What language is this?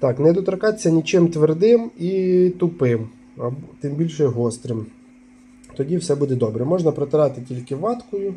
Ukrainian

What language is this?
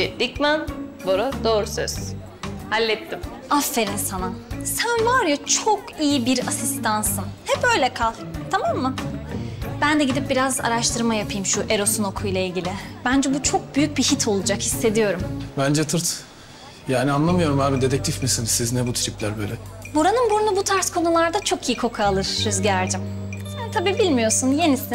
Turkish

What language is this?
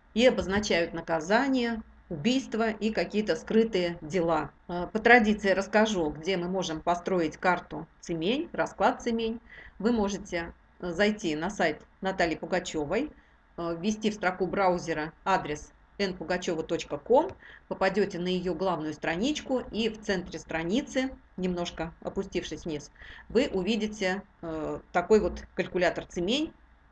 Russian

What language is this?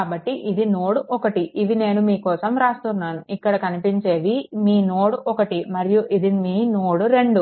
Telugu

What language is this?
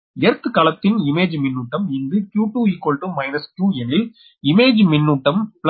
Tamil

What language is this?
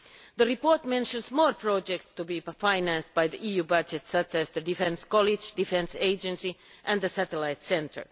English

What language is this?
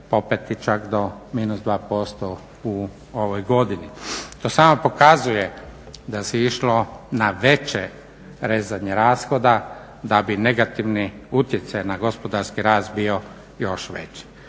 Croatian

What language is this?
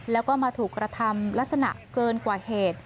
Thai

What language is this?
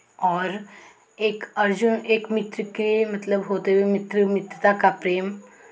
Hindi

